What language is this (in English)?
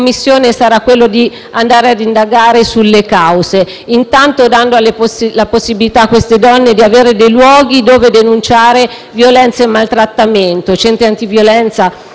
Italian